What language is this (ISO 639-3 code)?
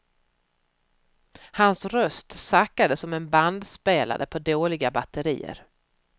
swe